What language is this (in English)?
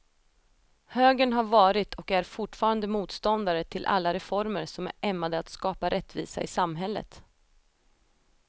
Swedish